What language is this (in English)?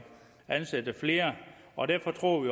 Danish